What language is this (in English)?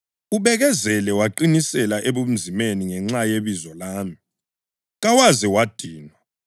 North Ndebele